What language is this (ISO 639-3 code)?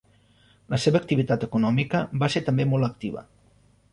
cat